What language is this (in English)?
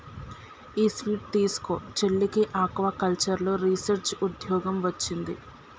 Telugu